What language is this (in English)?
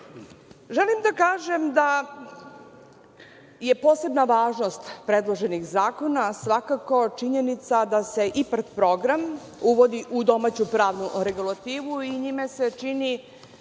Serbian